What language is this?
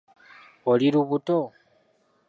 Ganda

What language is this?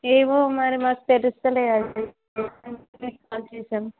Telugu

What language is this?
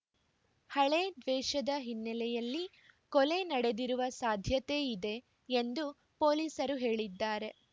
Kannada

